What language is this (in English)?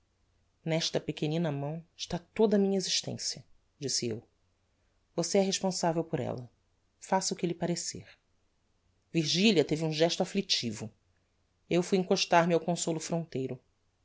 Portuguese